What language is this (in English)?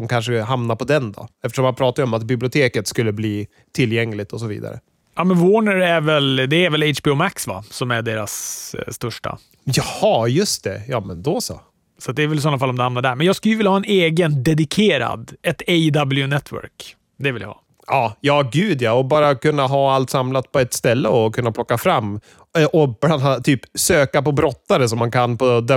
Swedish